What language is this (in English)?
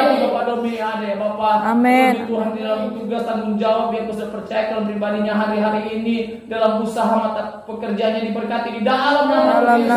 Indonesian